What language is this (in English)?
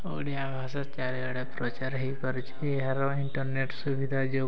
Odia